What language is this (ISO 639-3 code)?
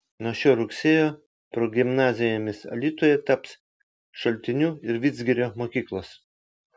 lit